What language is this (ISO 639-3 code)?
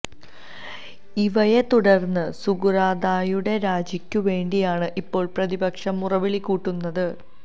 mal